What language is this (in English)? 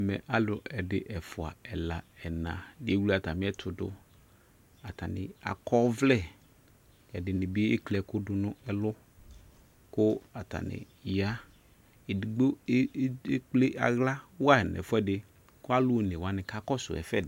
Ikposo